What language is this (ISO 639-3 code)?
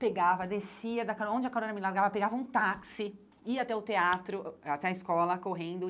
por